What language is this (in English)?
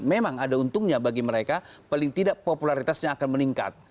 Indonesian